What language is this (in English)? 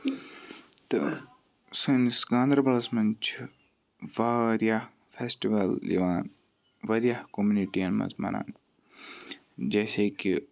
Kashmiri